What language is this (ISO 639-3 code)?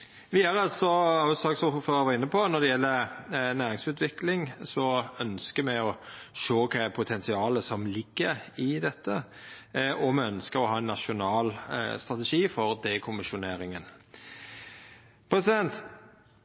nno